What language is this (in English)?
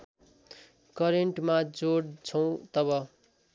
Nepali